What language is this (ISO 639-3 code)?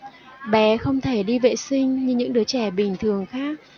vie